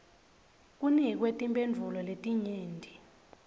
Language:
Swati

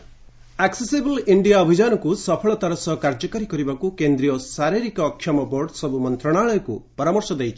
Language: Odia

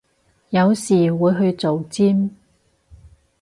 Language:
Cantonese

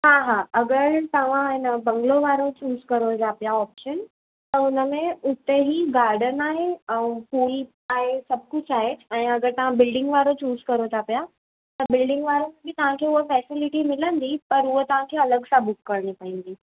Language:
Sindhi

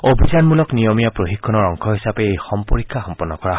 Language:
Assamese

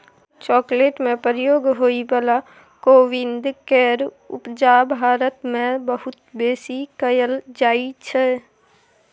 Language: Maithili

